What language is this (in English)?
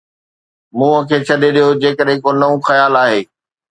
Sindhi